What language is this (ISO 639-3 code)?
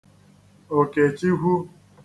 ibo